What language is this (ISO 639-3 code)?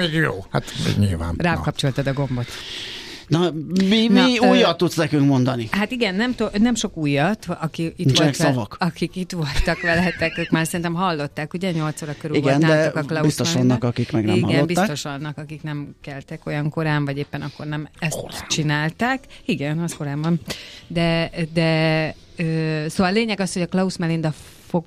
hun